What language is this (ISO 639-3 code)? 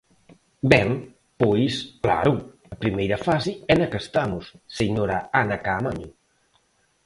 glg